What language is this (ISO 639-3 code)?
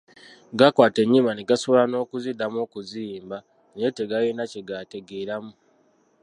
lug